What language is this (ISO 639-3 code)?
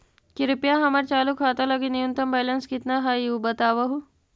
mag